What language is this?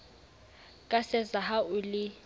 Southern Sotho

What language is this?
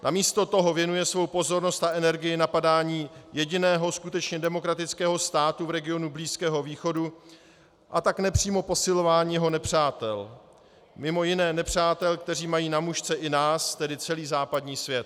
Czech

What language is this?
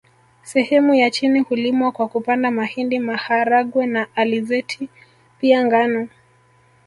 Swahili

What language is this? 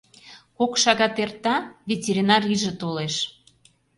Mari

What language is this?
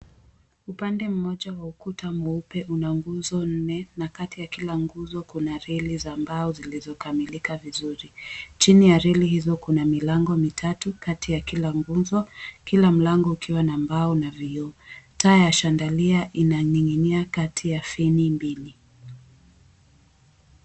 Swahili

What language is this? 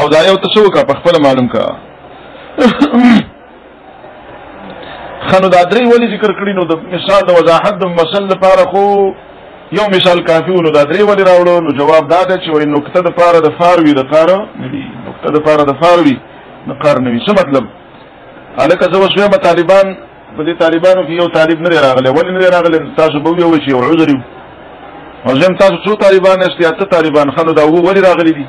Arabic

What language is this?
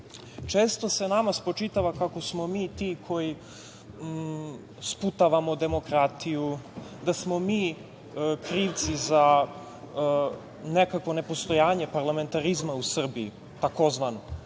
Serbian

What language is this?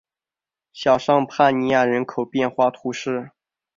Chinese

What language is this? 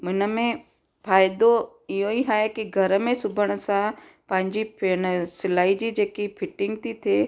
Sindhi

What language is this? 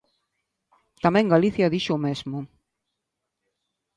Galician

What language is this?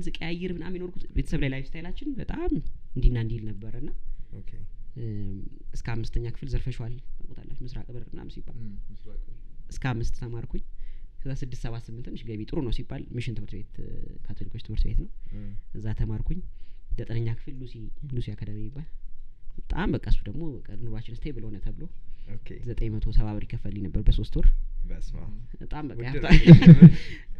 Amharic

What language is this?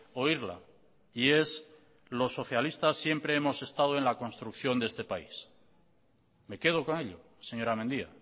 Spanish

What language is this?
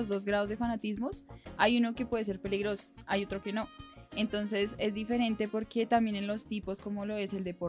Spanish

